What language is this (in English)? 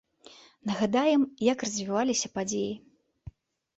Belarusian